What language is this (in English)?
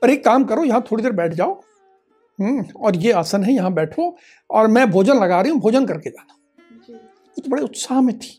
Hindi